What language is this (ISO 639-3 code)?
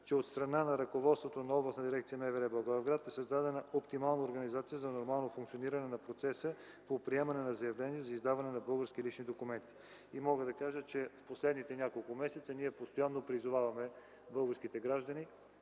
bul